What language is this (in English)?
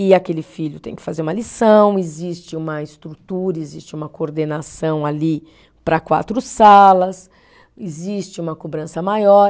Portuguese